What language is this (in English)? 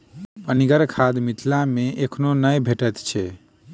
Maithili